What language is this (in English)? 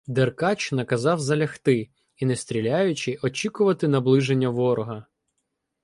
Ukrainian